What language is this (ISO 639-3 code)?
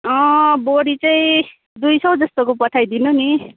nep